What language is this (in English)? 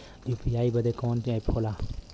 Bhojpuri